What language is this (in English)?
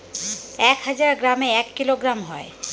Bangla